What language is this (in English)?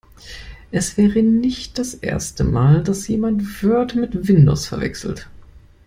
German